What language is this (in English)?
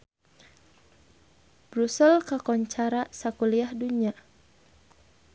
Sundanese